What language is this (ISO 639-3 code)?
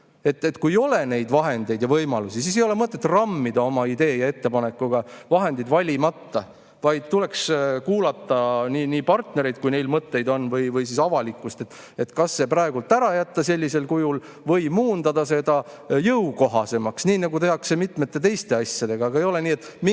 est